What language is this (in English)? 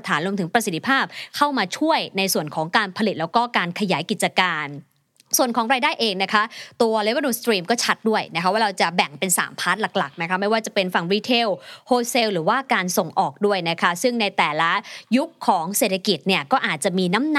Thai